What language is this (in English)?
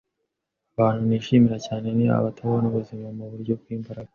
Kinyarwanda